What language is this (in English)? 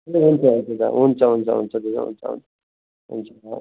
Nepali